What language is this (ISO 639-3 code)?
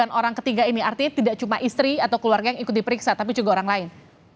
ind